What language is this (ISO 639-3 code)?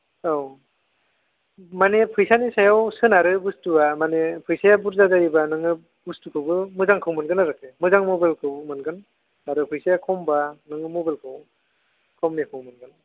brx